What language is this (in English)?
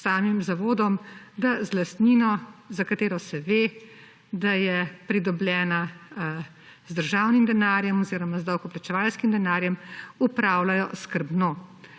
Slovenian